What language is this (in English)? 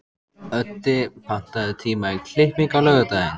Icelandic